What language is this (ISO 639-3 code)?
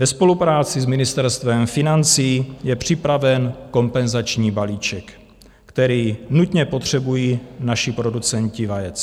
ces